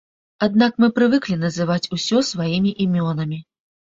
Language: Belarusian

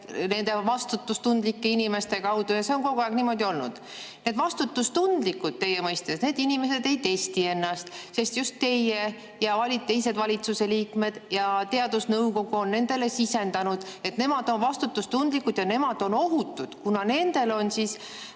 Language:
Estonian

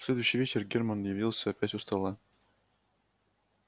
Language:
Russian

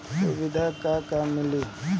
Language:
Bhojpuri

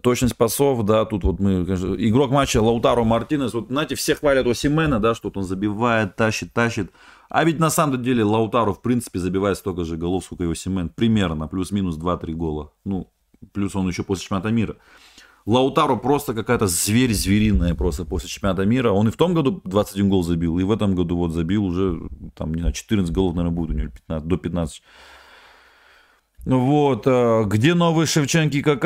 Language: Russian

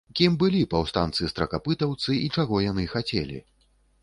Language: Belarusian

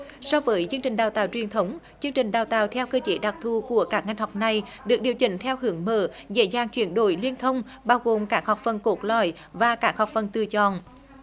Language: Vietnamese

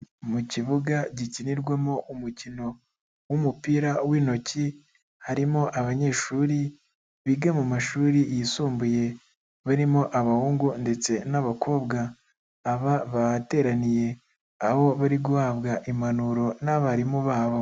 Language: Kinyarwanda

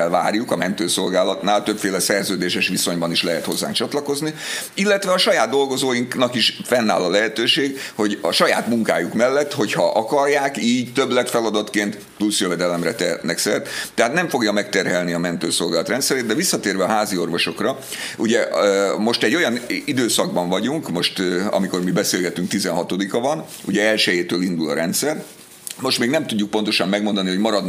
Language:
Hungarian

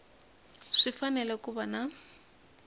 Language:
Tsonga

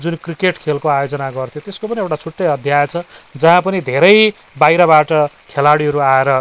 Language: Nepali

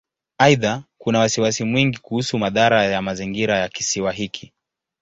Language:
Swahili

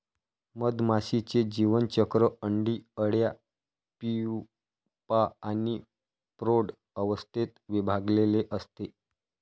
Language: Marathi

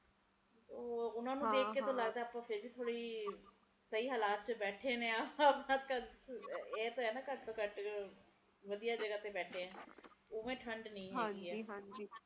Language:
Punjabi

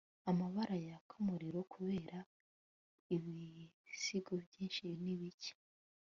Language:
Kinyarwanda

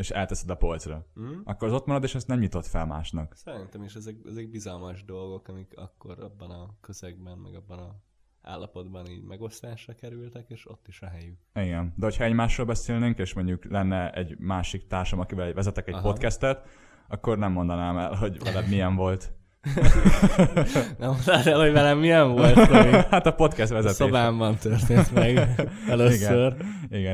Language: Hungarian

